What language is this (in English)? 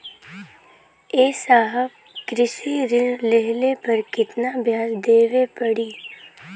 Bhojpuri